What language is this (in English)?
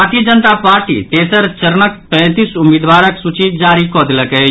Maithili